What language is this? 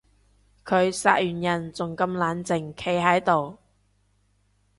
Cantonese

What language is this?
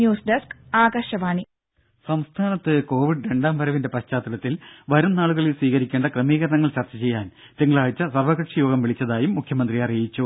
Malayalam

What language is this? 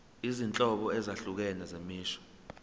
Zulu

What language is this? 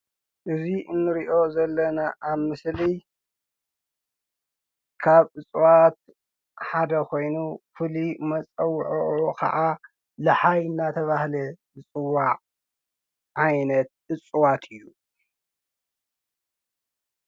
Tigrinya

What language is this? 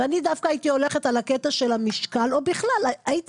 Hebrew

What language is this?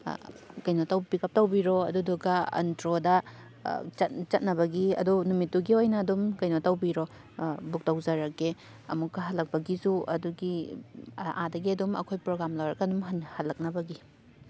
Manipuri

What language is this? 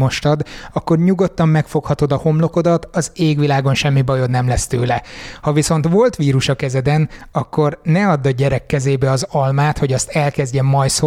Hungarian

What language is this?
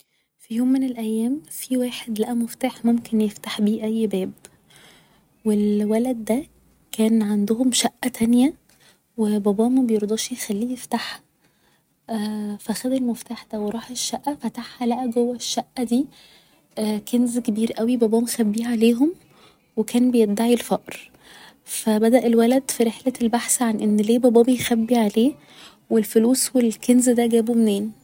Egyptian Arabic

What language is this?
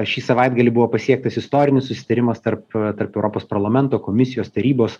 Lithuanian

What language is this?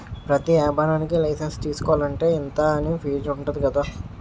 Telugu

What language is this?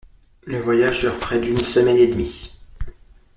French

